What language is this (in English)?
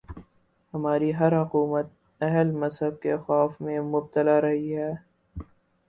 Urdu